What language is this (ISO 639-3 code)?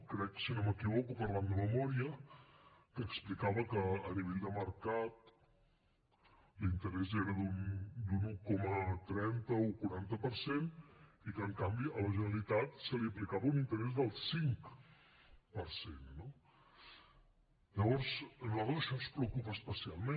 cat